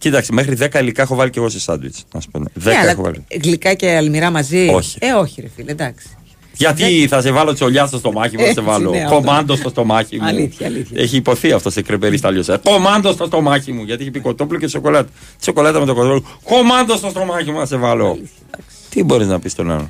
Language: Greek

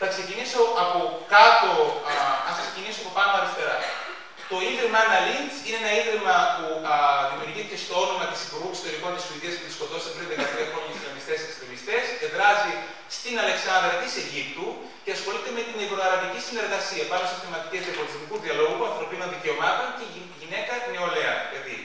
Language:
Greek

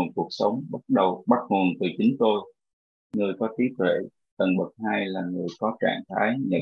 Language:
Vietnamese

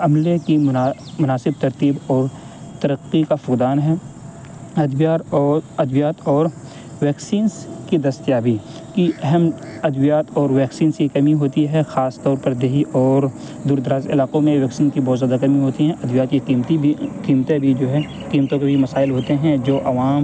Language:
Urdu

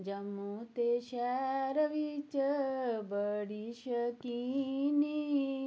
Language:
Dogri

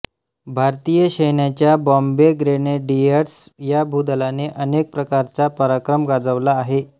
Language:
Marathi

